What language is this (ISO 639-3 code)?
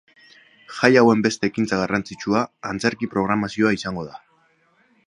eus